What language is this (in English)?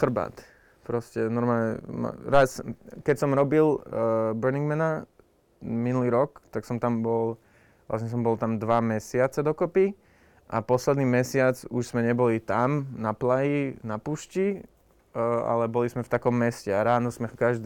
Slovak